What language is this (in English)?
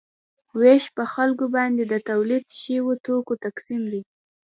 Pashto